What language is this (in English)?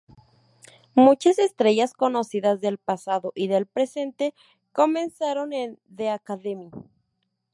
Spanish